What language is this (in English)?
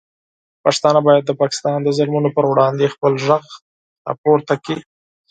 Pashto